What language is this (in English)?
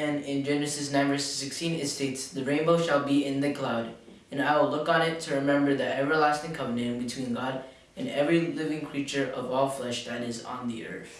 English